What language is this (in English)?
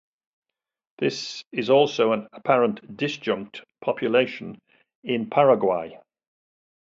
English